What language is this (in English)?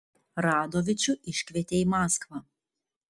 Lithuanian